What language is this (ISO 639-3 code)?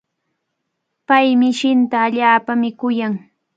qvl